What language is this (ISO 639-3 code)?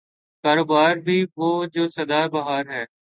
urd